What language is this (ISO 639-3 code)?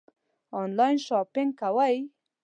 pus